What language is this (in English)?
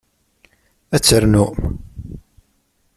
Kabyle